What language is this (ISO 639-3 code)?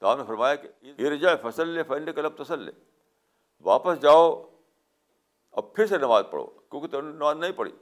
urd